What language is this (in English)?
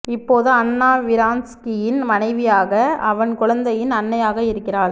Tamil